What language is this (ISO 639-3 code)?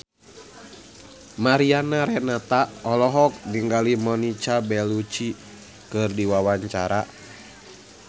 sun